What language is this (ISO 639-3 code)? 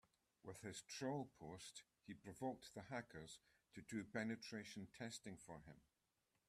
eng